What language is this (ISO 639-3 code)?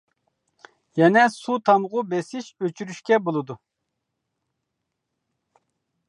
uig